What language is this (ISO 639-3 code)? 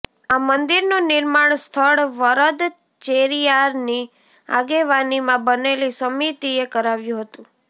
guj